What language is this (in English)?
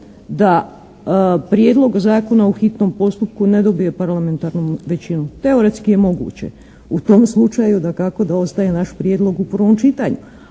Croatian